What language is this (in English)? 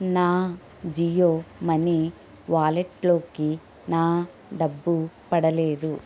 Telugu